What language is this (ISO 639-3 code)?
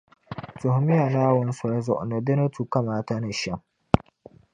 dag